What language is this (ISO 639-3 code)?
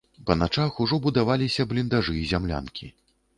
bel